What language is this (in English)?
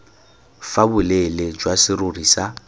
Tswana